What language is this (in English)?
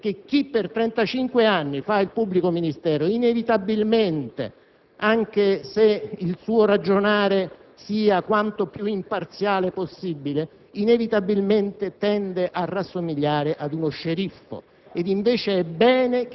Italian